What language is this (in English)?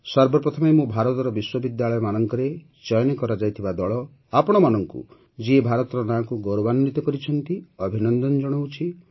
Odia